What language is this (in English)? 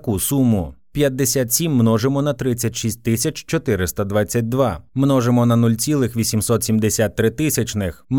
Ukrainian